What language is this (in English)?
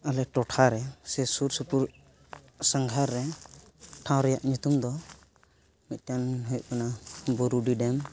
Santali